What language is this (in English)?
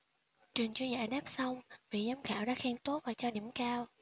Vietnamese